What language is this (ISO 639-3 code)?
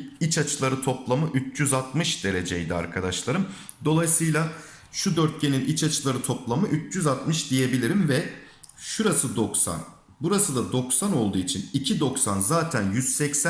tur